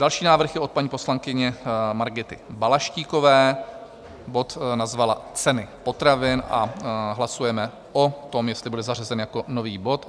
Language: Czech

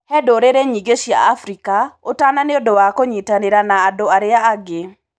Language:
Kikuyu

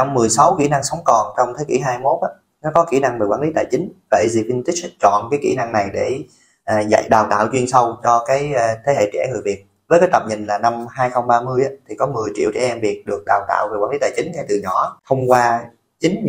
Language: Vietnamese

